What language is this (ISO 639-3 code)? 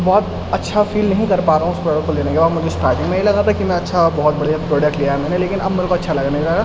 urd